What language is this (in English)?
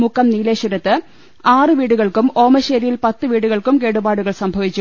Malayalam